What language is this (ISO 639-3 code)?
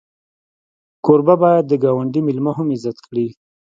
pus